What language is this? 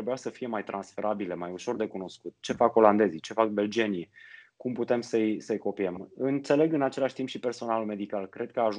Romanian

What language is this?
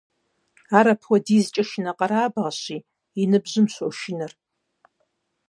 Kabardian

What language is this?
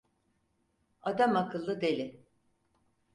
Turkish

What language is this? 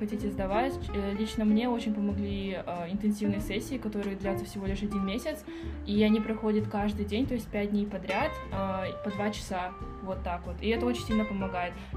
Russian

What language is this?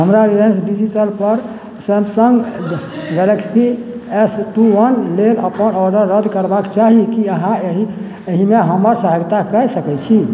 Maithili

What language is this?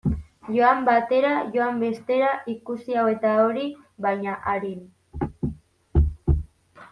Basque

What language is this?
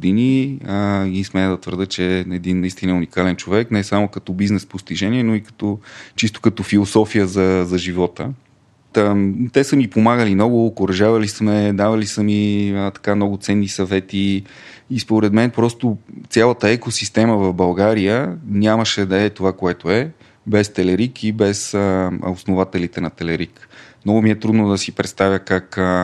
Bulgarian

